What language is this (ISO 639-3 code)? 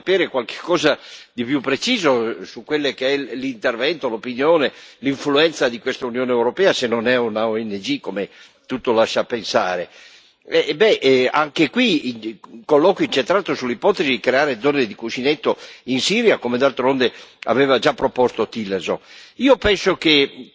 ita